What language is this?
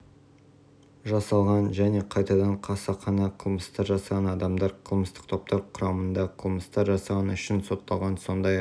Kazakh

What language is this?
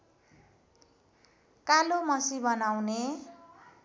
Nepali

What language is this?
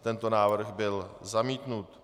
Czech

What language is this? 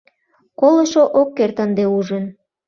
Mari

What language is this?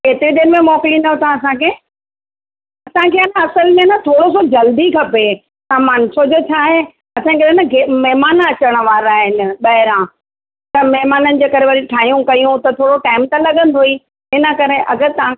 Sindhi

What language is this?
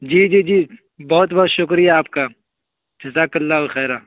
Urdu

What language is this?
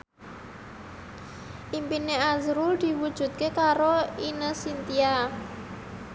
Javanese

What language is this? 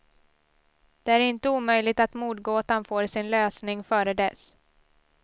Swedish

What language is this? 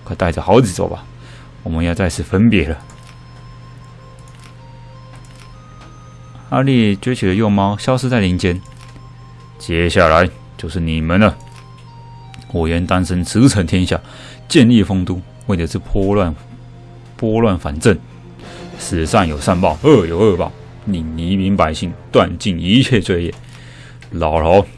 Chinese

